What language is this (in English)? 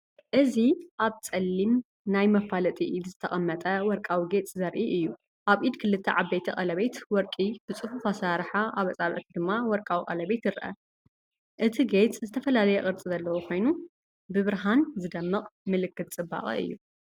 Tigrinya